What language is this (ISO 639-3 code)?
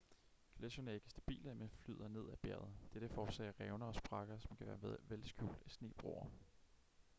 dan